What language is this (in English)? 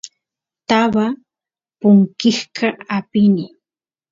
Santiago del Estero Quichua